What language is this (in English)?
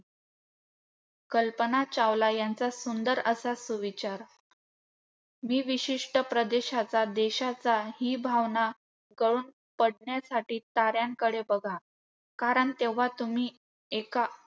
Marathi